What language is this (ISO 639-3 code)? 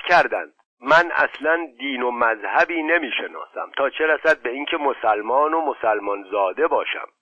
fas